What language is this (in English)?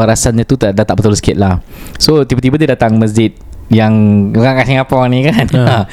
Malay